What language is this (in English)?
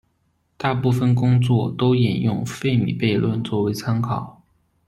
Chinese